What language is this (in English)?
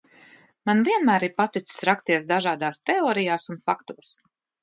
Latvian